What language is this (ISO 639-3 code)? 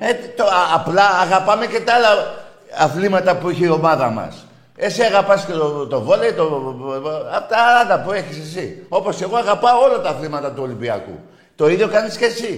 ell